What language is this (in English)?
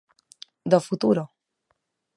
Galician